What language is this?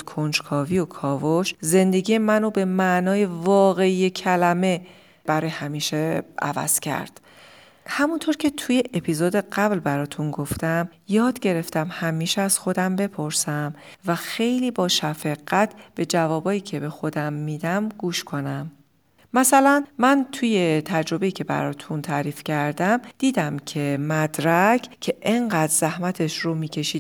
Persian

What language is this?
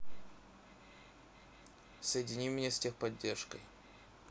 Russian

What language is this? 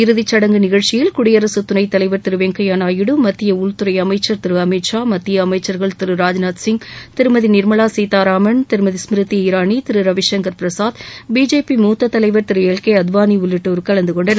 Tamil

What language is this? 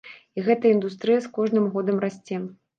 Belarusian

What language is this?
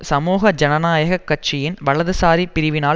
Tamil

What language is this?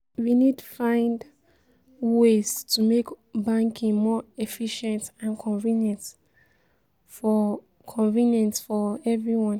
Nigerian Pidgin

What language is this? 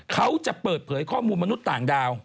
Thai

